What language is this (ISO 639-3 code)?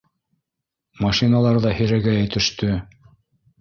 bak